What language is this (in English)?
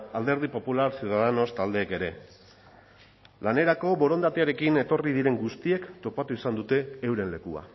Basque